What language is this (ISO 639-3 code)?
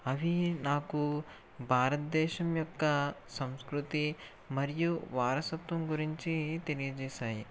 tel